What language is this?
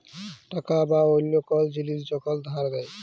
Bangla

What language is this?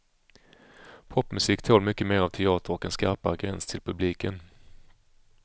Swedish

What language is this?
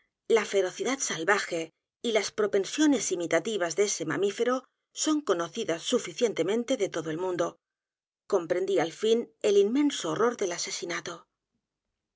Spanish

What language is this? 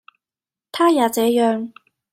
Cantonese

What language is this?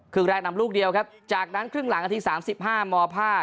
Thai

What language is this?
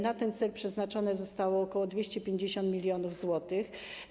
Polish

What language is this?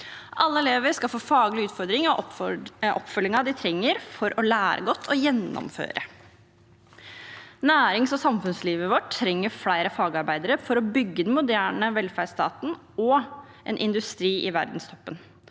Norwegian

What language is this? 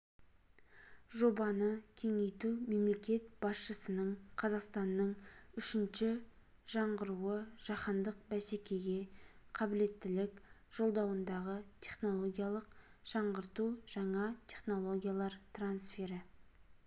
Kazakh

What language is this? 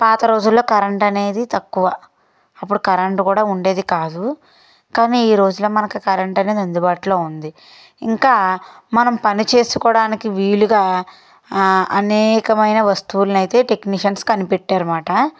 Telugu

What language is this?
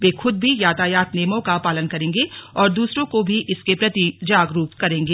Hindi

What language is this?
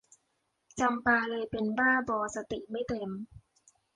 Thai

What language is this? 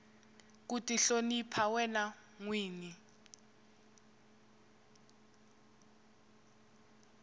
Tsonga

